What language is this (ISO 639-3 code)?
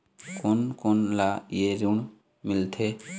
hne